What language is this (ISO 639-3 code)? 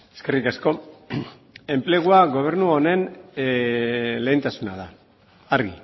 eus